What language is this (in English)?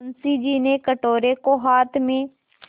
Hindi